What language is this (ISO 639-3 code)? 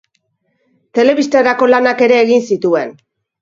eus